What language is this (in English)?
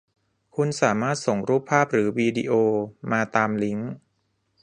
Thai